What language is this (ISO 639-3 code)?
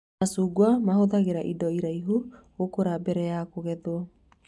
kik